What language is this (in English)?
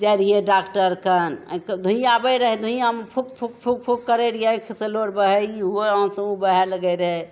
Maithili